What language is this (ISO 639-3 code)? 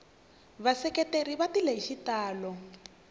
tso